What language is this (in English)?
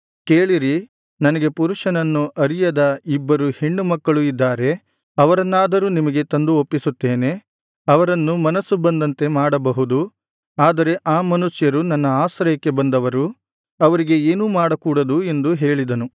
Kannada